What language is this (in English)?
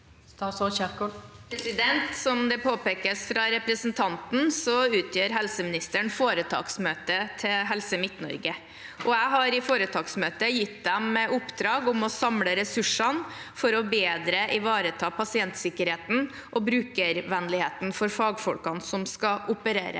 Norwegian